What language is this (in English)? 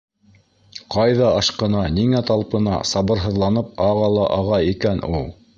Bashkir